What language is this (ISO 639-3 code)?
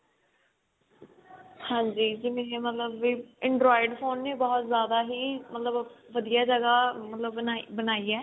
pan